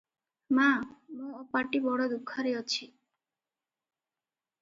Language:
Odia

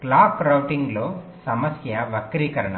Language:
Telugu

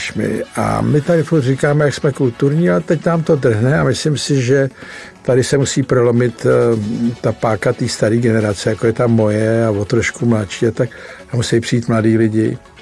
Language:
Czech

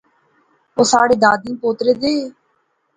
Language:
Pahari-Potwari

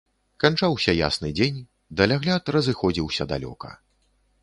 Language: Belarusian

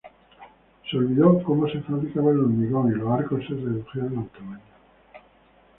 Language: Spanish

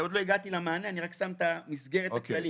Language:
Hebrew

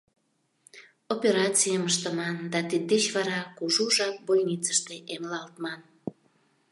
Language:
Mari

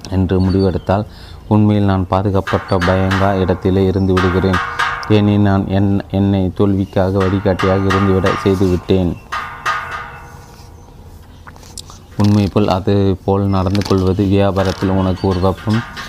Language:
Tamil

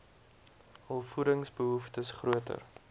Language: Afrikaans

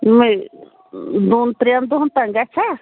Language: Kashmiri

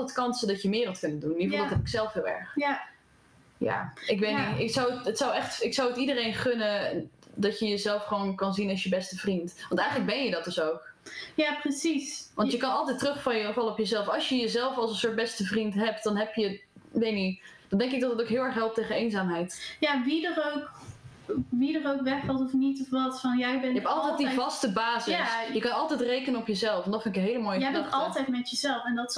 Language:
Dutch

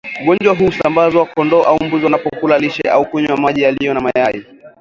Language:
Swahili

